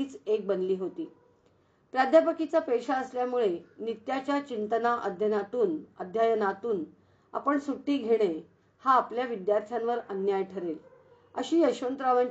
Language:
Hindi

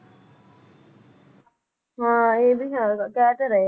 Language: Punjabi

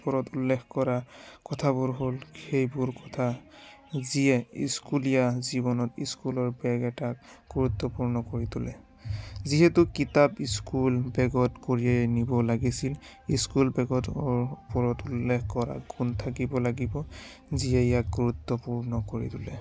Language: Assamese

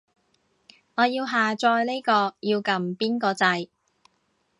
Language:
Cantonese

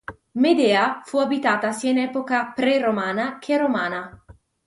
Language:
Italian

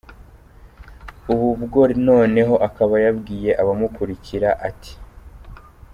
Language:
Kinyarwanda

